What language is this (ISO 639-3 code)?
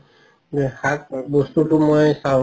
asm